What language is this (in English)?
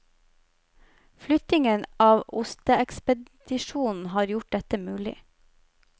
Norwegian